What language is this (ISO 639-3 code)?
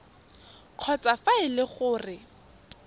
tsn